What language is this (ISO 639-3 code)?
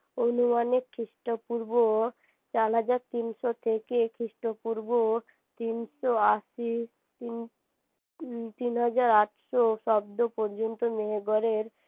ben